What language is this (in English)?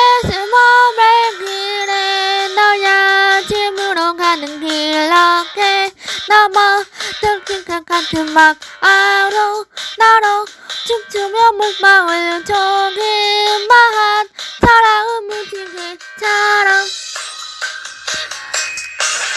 Korean